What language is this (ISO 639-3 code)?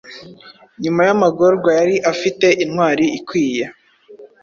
kin